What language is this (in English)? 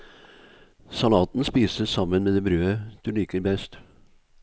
Norwegian